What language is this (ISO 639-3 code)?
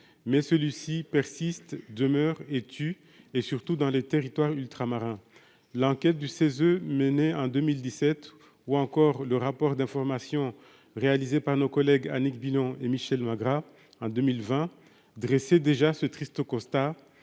fra